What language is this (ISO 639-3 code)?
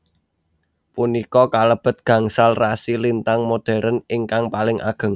jav